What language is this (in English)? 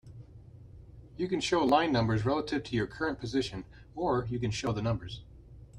English